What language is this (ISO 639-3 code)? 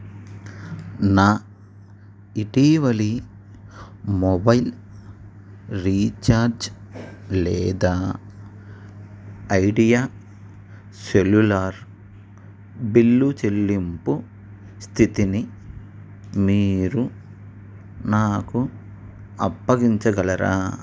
tel